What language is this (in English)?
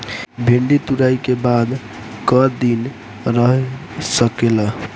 Bhojpuri